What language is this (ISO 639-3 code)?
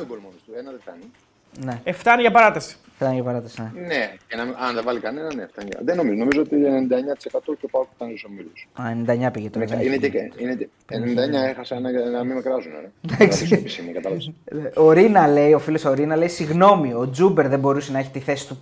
ell